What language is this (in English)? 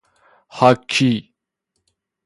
Persian